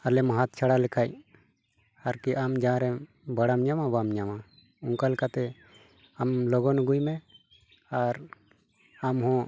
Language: Santali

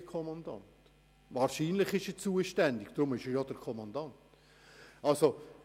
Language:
Swiss German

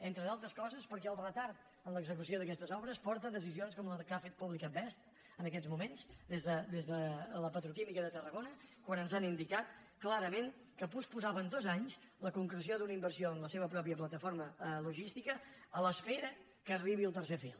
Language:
Catalan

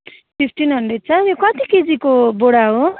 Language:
Nepali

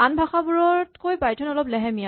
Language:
Assamese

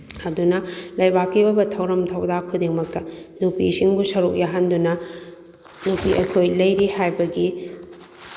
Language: Manipuri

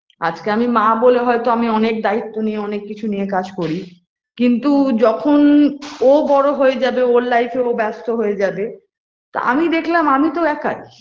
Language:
Bangla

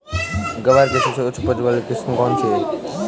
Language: Hindi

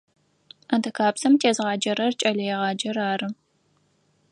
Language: Adyghe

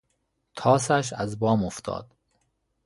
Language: Persian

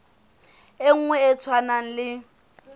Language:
Southern Sotho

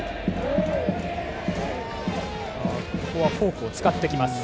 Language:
Japanese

